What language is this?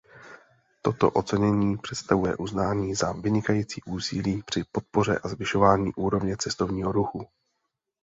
Czech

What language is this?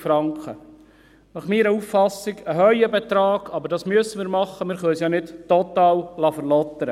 Swiss German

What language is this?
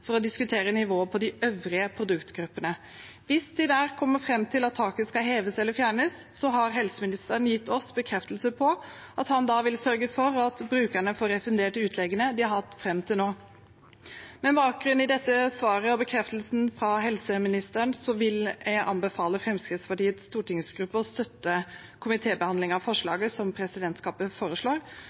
Norwegian Bokmål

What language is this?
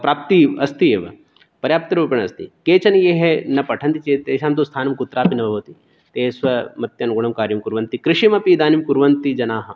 Sanskrit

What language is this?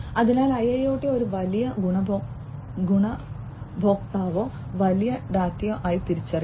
Malayalam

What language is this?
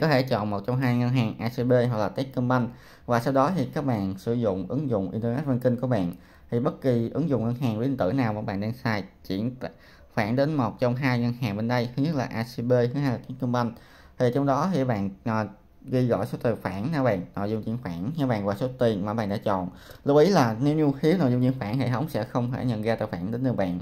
Vietnamese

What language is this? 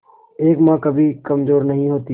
Hindi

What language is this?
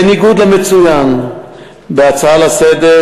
Hebrew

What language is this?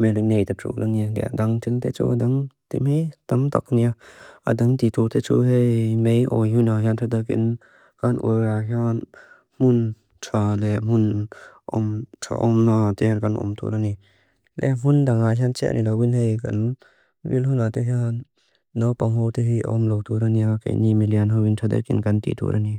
Mizo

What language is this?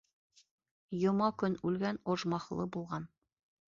Bashkir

